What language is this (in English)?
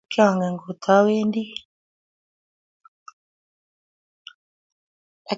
Kalenjin